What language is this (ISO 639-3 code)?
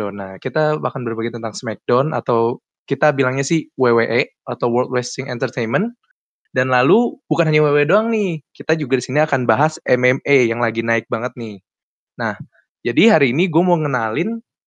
ind